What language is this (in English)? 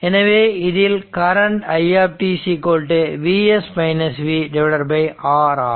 Tamil